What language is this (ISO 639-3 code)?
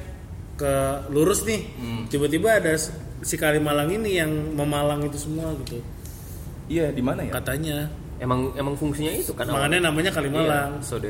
ind